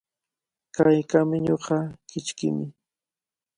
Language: Cajatambo North Lima Quechua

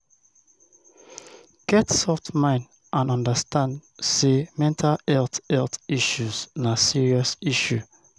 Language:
Nigerian Pidgin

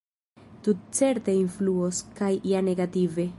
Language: Esperanto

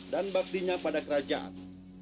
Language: Indonesian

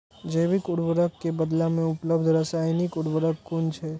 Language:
Maithili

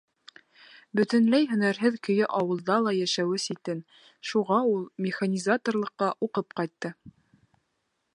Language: Bashkir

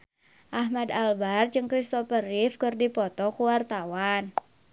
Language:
Sundanese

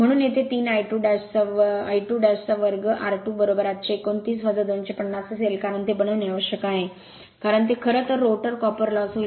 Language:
Marathi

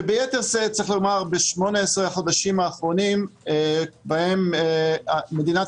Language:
Hebrew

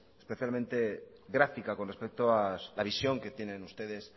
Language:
Spanish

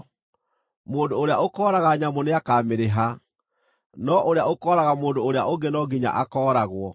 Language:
Kikuyu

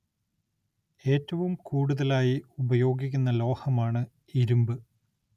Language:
Malayalam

